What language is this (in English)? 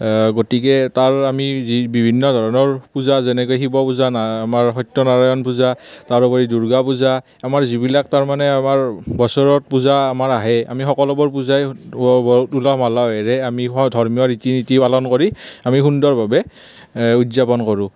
Assamese